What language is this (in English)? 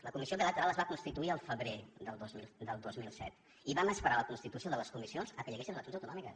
Catalan